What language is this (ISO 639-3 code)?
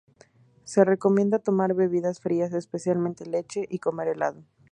spa